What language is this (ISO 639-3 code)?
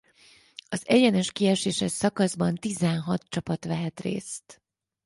hun